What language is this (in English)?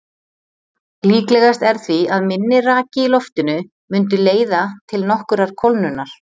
Icelandic